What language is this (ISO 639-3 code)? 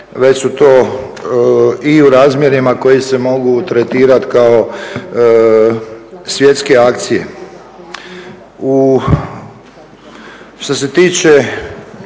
hrv